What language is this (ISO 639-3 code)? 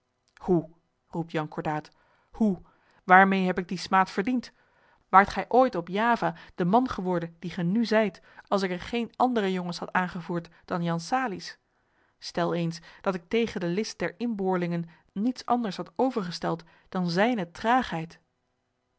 nld